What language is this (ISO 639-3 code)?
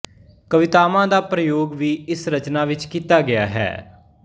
pan